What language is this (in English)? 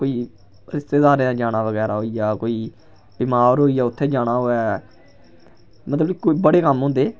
Dogri